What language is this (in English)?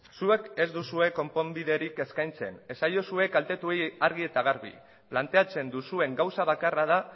Basque